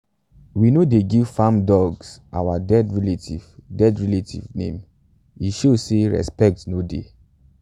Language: Nigerian Pidgin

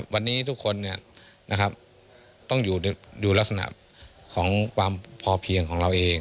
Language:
Thai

